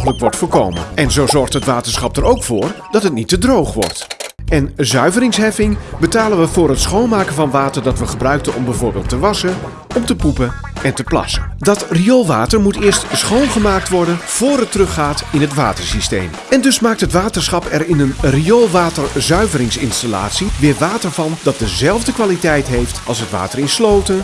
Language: Dutch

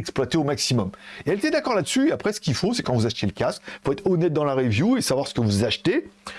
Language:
French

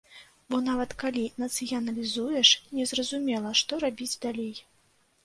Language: Belarusian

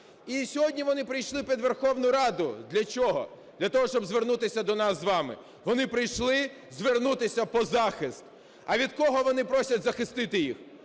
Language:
Ukrainian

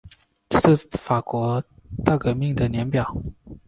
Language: Chinese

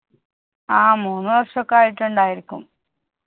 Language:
Malayalam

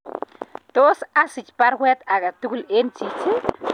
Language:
Kalenjin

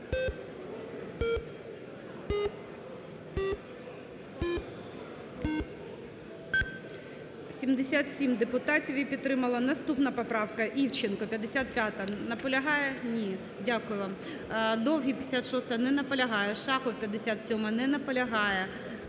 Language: Ukrainian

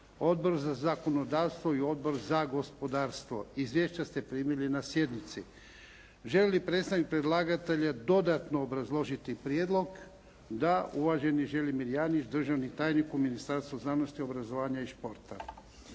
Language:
Croatian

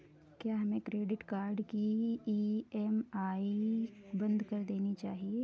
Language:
Hindi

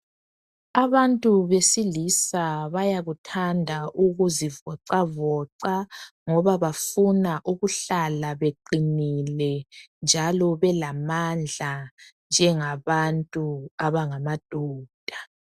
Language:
North Ndebele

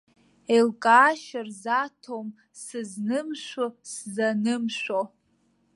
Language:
Abkhazian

